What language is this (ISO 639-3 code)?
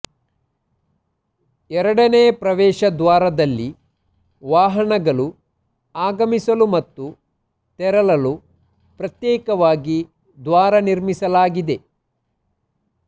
kan